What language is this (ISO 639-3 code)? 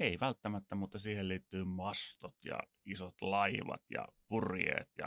fin